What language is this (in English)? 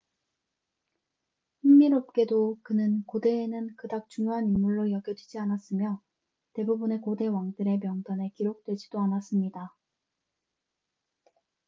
Korean